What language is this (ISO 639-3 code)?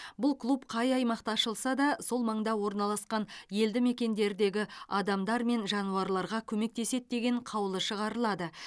kaz